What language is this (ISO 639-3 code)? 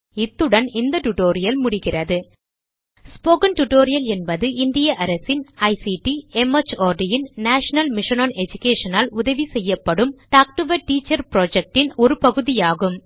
tam